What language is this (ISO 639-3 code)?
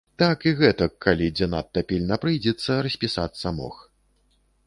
bel